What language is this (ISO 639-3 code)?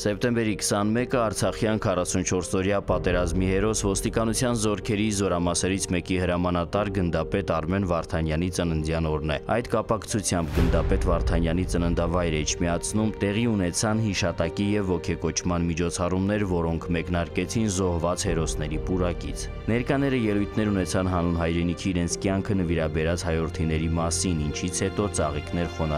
tur